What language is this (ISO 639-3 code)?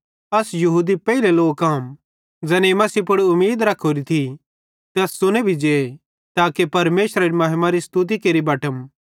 bhd